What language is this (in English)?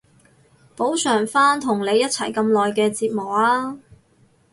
Cantonese